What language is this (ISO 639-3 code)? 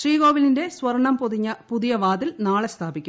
mal